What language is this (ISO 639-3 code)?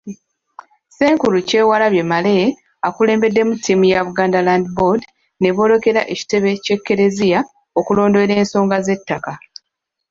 lug